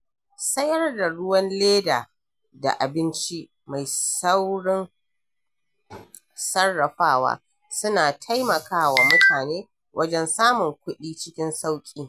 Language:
Hausa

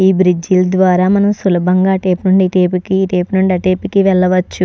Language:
Telugu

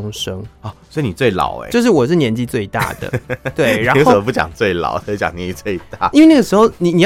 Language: Chinese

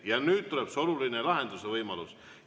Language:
Estonian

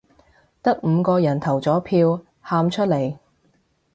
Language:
Cantonese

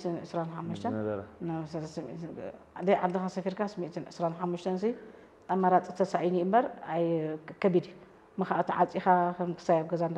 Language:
Arabic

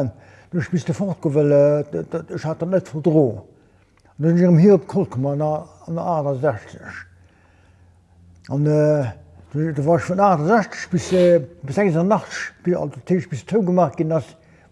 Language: Dutch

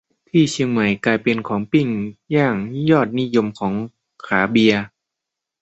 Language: Thai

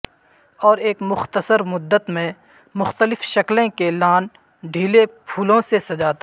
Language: Urdu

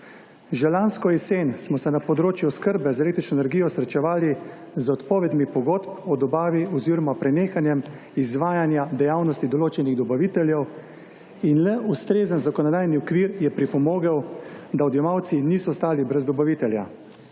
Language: Slovenian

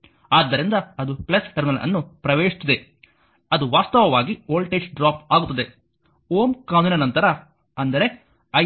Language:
Kannada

